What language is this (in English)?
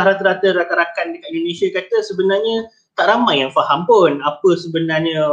Malay